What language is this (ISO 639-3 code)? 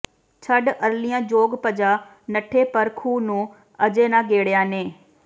pan